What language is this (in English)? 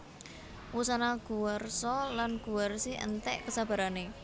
Javanese